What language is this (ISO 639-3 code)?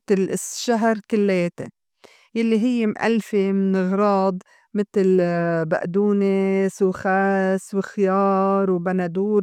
apc